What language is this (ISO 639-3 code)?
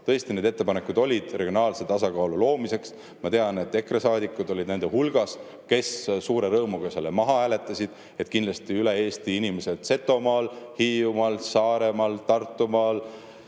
est